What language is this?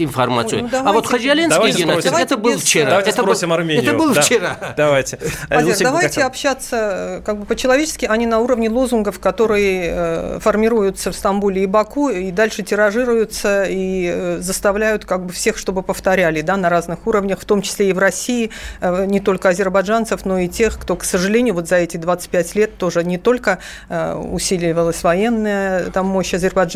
Russian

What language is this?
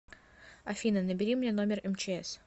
Russian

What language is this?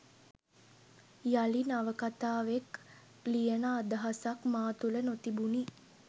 Sinhala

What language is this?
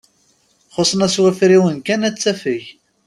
Kabyle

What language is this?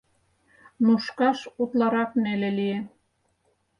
Mari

